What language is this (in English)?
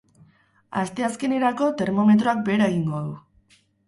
Basque